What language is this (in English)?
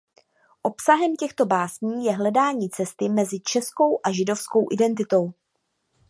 Czech